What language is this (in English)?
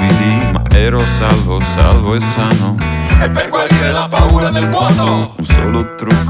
Italian